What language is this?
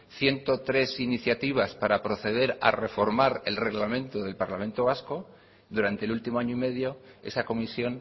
Spanish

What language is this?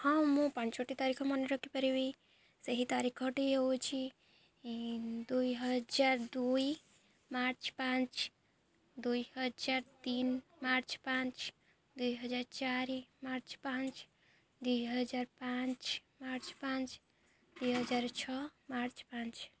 Odia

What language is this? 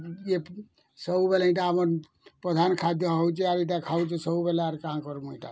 Odia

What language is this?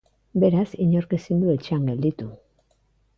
Basque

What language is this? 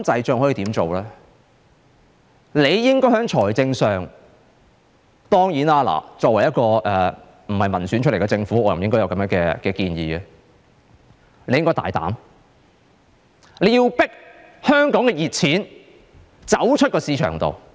Cantonese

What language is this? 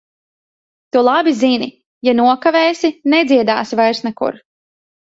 Latvian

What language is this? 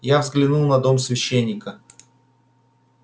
Russian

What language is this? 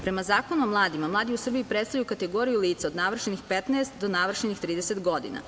Serbian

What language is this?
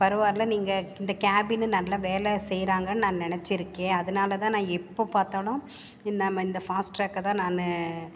Tamil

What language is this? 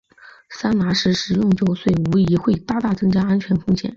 Chinese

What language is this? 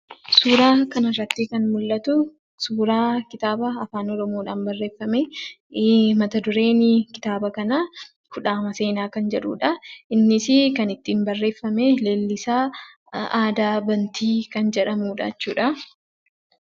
Oromo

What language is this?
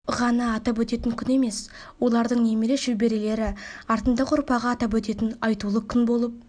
Kazakh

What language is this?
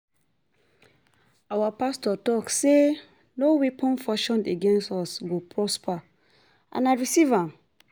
Nigerian Pidgin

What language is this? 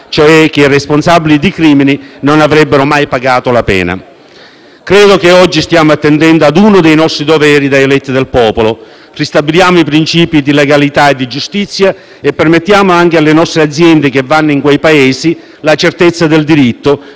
Italian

